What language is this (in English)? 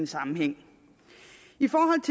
Danish